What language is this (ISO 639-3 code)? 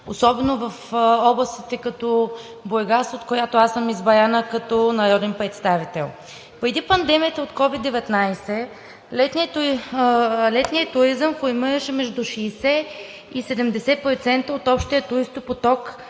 bul